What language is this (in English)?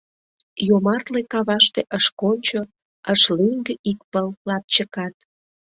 Mari